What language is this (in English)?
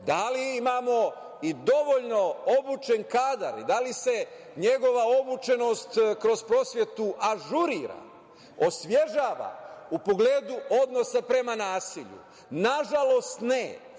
Serbian